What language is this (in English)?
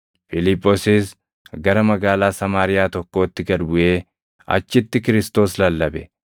Oromo